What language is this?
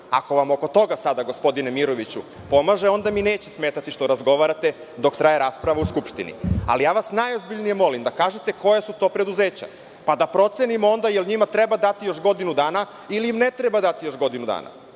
Serbian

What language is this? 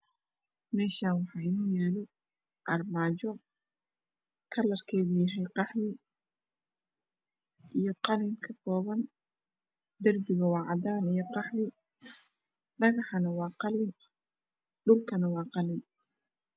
Somali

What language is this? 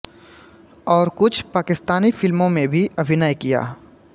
Hindi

